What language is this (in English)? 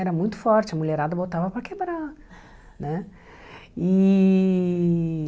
Portuguese